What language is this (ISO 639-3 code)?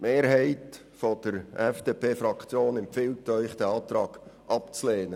gsw